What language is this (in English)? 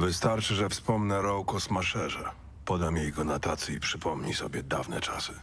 Polish